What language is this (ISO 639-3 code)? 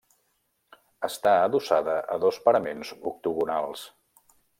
cat